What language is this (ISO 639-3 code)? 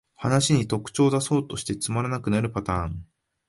jpn